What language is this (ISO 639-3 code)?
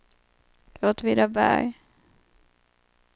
swe